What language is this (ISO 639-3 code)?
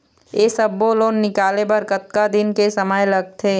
hne